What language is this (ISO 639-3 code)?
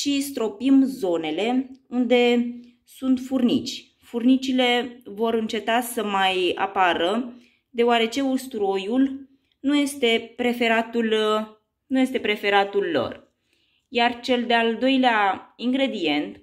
ron